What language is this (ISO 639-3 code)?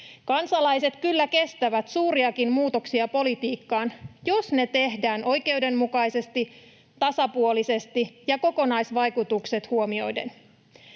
fin